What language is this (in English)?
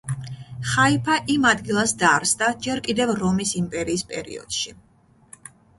Georgian